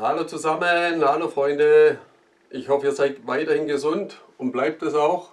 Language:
German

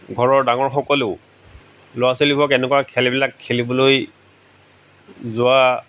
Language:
Assamese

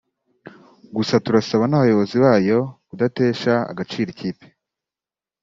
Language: Kinyarwanda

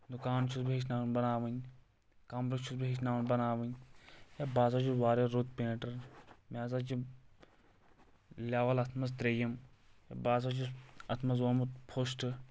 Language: Kashmiri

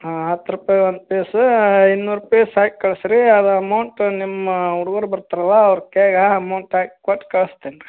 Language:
Kannada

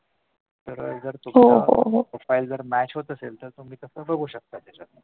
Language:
Marathi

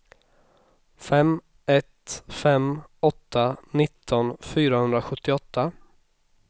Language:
Swedish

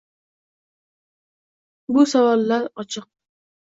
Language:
Uzbek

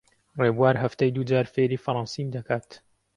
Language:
Central Kurdish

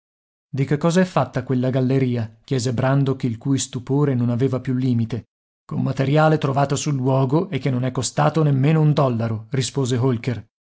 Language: Italian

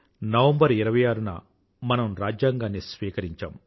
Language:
Telugu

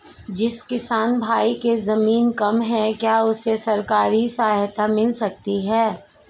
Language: Hindi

